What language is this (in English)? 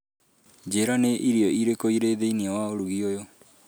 Kikuyu